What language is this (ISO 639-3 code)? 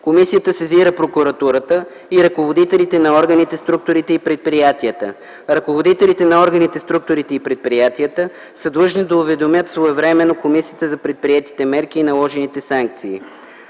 bul